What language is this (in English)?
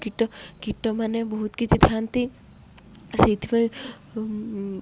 Odia